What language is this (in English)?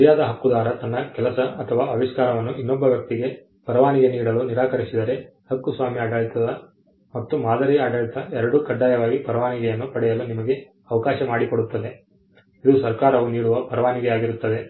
Kannada